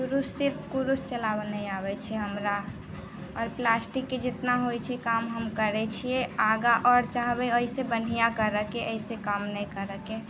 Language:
Maithili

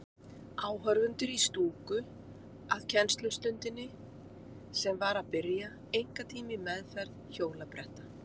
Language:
Icelandic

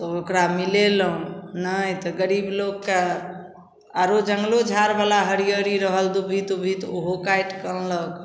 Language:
Maithili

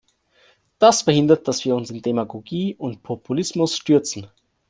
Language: German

